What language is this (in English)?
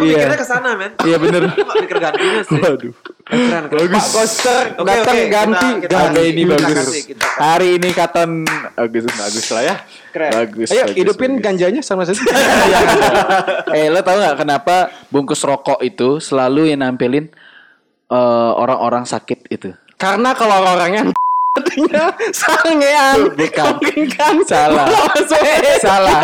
Indonesian